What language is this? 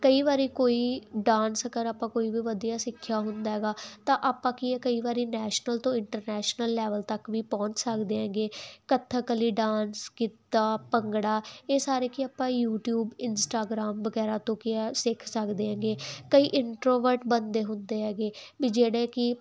Punjabi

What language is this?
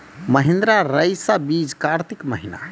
Maithili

